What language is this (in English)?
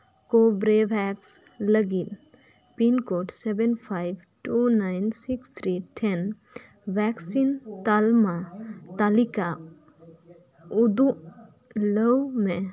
Santali